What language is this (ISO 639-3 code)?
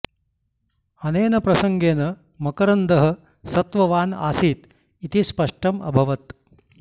san